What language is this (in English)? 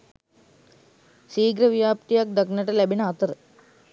Sinhala